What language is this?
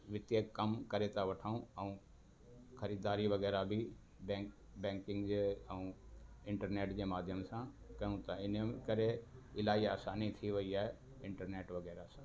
Sindhi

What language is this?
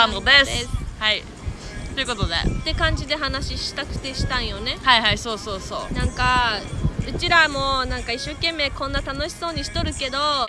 Japanese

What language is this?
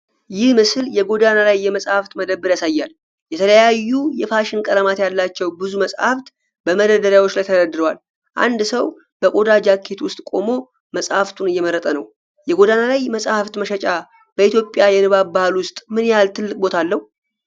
Amharic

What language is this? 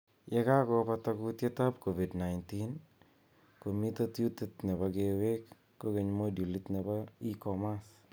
Kalenjin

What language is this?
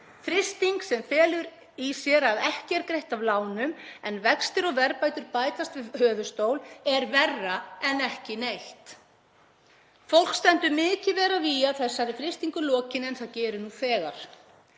Icelandic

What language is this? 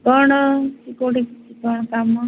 Odia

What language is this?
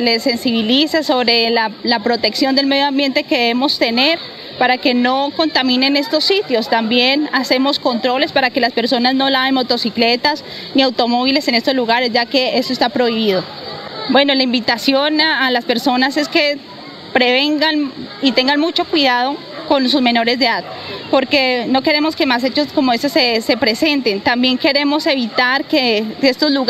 Spanish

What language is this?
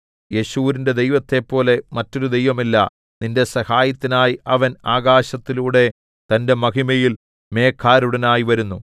Malayalam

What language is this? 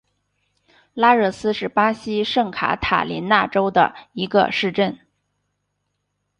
Chinese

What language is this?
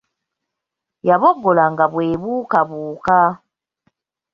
Ganda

